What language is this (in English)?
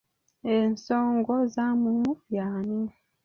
Ganda